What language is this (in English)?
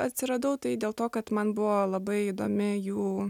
Lithuanian